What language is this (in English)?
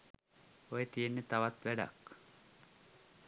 Sinhala